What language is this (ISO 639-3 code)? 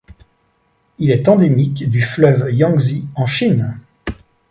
fra